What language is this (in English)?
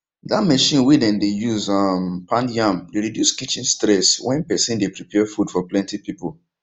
Nigerian Pidgin